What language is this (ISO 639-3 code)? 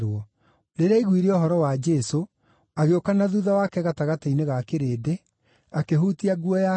kik